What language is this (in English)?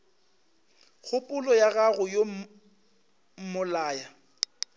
Northern Sotho